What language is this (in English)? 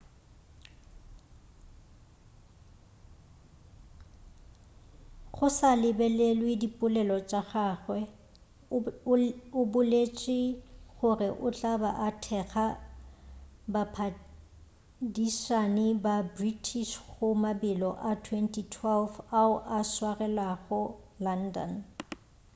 Northern Sotho